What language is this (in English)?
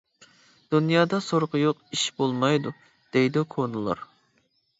Uyghur